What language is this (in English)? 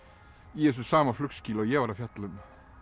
Icelandic